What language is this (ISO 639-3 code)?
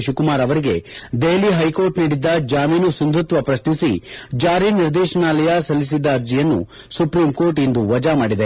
kan